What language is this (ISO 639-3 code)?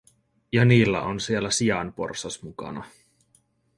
fin